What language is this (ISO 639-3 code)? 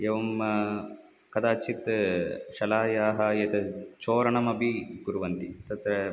san